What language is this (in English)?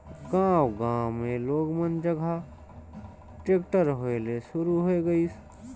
Chhattisgarhi